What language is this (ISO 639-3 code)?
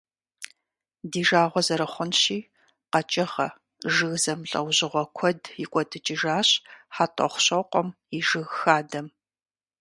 kbd